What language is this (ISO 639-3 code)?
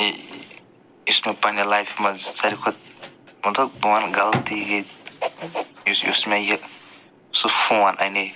kas